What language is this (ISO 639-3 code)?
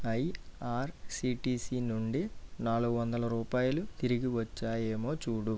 tel